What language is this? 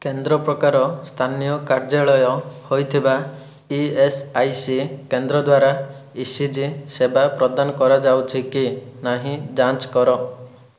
Odia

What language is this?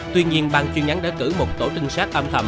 Vietnamese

